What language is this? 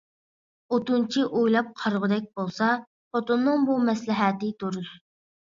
Uyghur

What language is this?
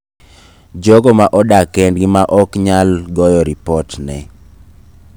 Luo (Kenya and Tanzania)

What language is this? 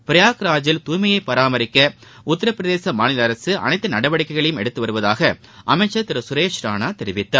Tamil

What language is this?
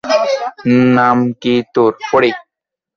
Bangla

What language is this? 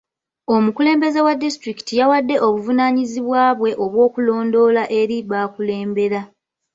Ganda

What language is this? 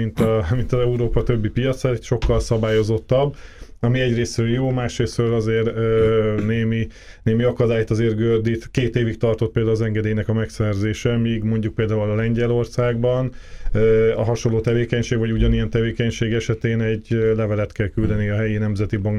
Hungarian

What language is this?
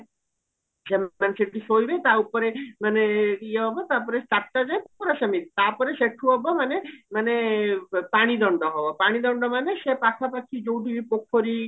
Odia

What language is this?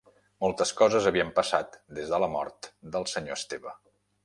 Catalan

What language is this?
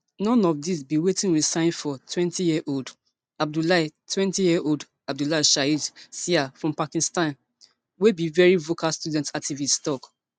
Nigerian Pidgin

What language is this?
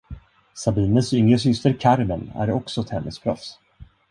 Swedish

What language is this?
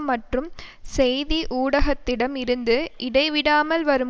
Tamil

